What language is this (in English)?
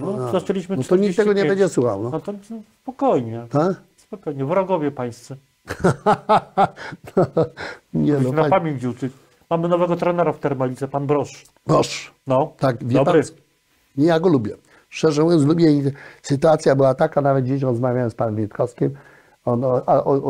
Polish